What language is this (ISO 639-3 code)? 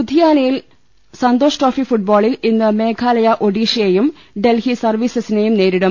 mal